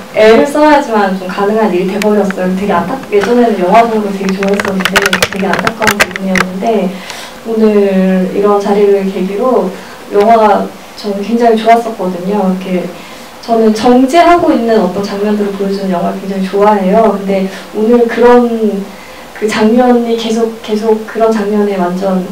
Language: Korean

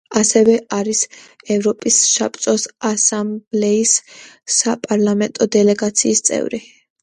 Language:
Georgian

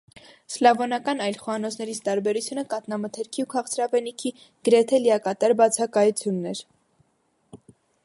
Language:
Armenian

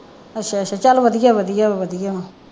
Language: Punjabi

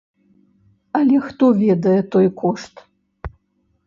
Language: Belarusian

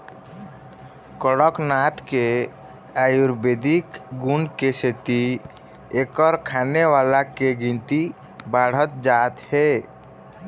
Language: Chhattisgarhi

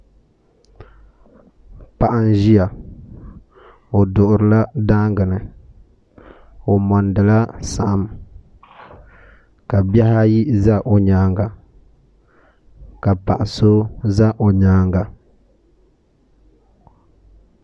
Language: Dagbani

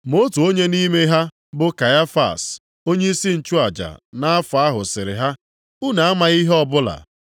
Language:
Igbo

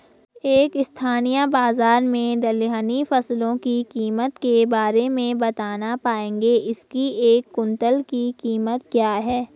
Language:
Hindi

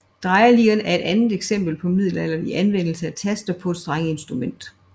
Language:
Danish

